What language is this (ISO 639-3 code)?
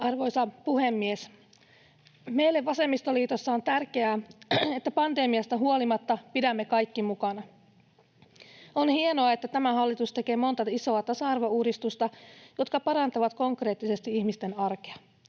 fin